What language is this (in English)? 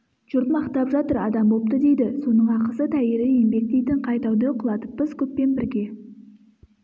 Kazakh